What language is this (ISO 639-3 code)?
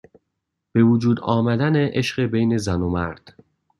fas